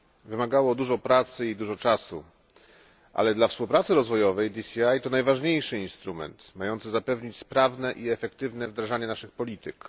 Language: Polish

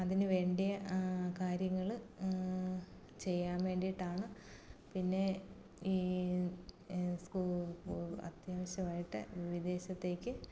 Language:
Malayalam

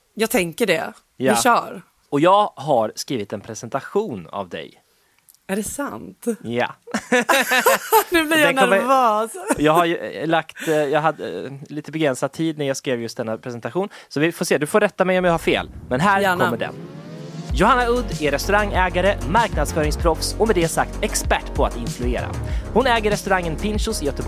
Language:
Swedish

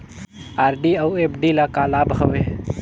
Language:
Chhattisgarhi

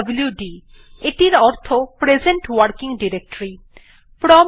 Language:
Bangla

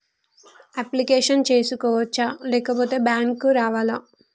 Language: Telugu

